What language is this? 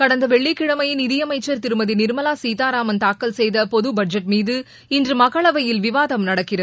Tamil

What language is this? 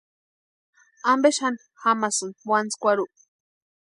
Western Highland Purepecha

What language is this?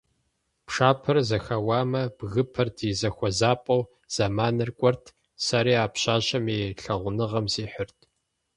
Kabardian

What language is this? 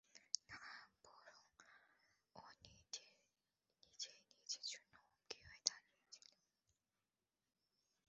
Bangla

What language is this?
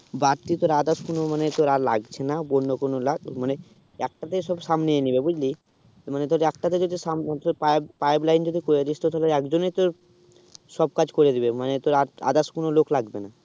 Bangla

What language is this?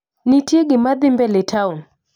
Luo (Kenya and Tanzania)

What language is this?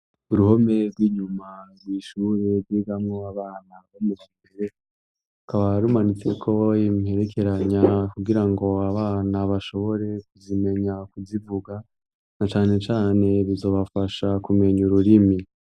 Rundi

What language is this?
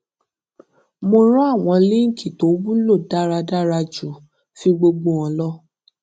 Yoruba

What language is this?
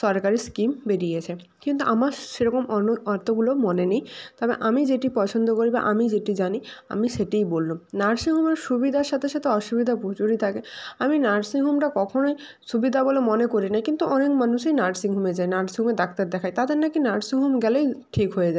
Bangla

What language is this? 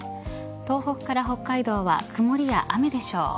Japanese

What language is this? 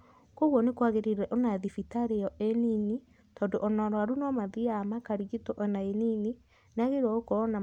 Kikuyu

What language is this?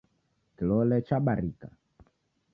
Taita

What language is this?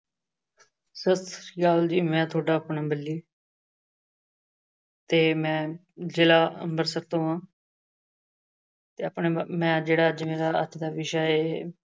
Punjabi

